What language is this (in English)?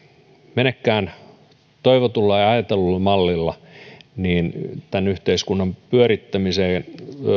Finnish